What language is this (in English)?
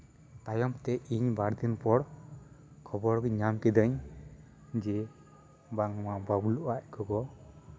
Santali